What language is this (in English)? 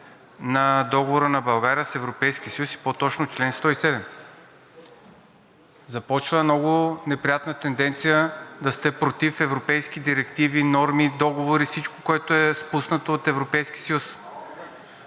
Bulgarian